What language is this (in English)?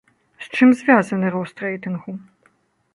Belarusian